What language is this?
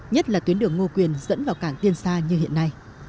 Vietnamese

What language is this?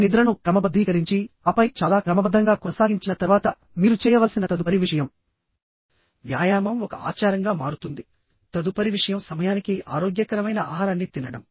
Telugu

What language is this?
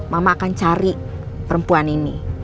Indonesian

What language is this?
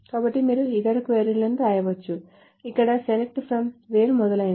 Telugu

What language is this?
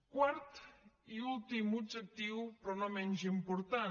Catalan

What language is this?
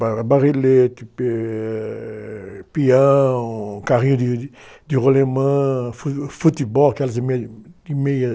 Portuguese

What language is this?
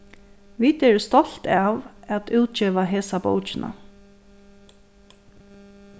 Faroese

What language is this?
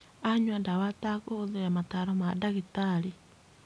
Kikuyu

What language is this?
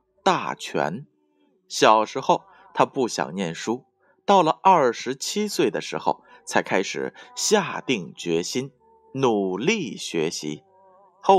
Chinese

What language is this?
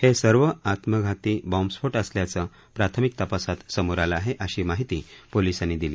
Marathi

